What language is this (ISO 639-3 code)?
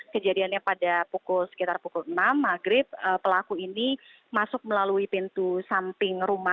ind